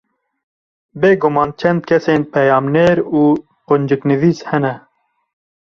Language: Kurdish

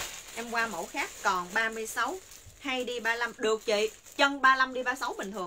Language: Vietnamese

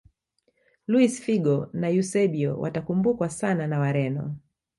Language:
Swahili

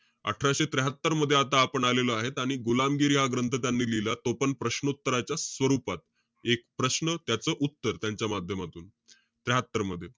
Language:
Marathi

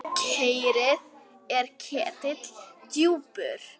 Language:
Icelandic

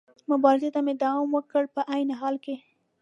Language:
Pashto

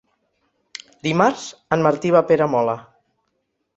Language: Catalan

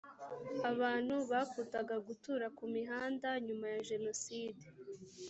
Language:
Kinyarwanda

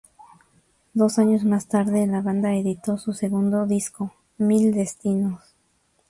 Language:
Spanish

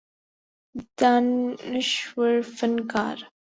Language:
Urdu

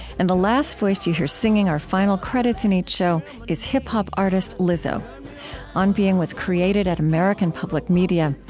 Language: English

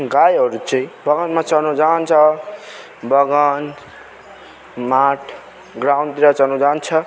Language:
Nepali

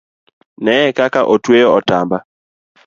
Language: Luo (Kenya and Tanzania)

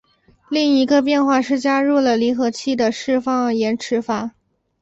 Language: Chinese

